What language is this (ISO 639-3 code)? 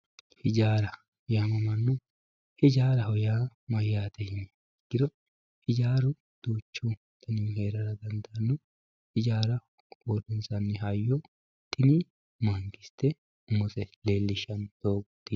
sid